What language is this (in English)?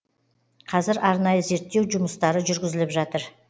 Kazakh